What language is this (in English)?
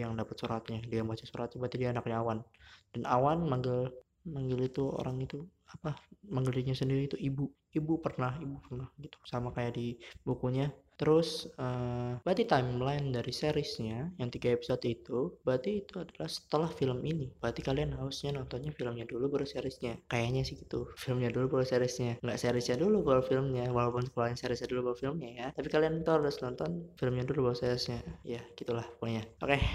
Indonesian